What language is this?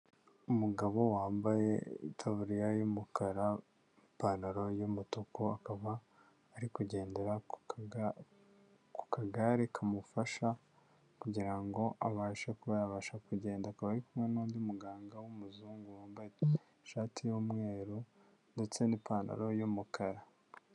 Kinyarwanda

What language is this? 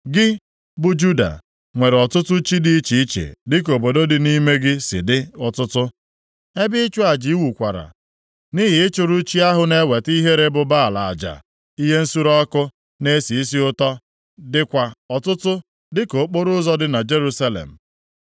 Igbo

